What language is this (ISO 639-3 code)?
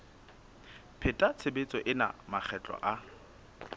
sot